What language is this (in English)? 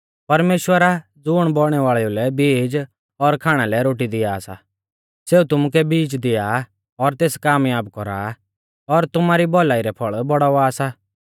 Mahasu Pahari